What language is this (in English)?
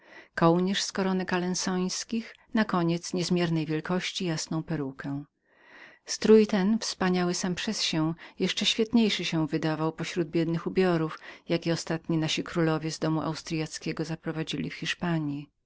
Polish